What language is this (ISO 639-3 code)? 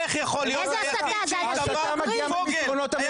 heb